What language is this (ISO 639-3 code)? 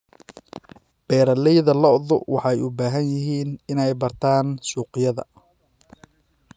som